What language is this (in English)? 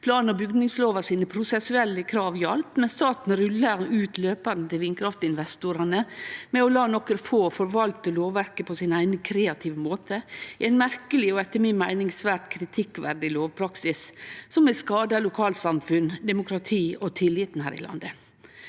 Norwegian